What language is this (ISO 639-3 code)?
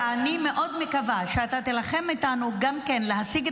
heb